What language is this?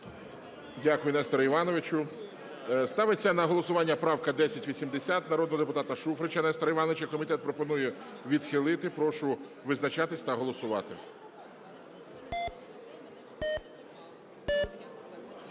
Ukrainian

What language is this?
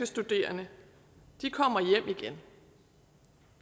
Danish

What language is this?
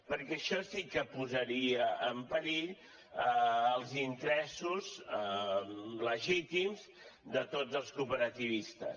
Catalan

